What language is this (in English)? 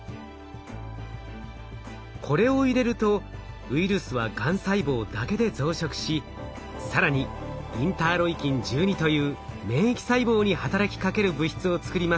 Japanese